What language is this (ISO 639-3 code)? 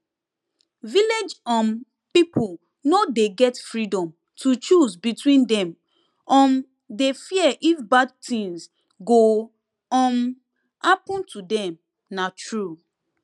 pcm